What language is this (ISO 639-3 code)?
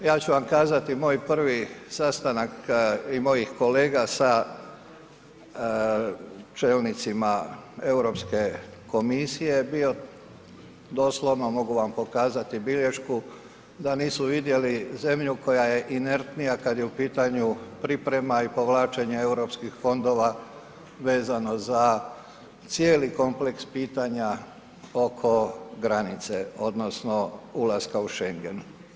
hrv